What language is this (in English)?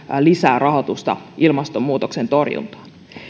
Finnish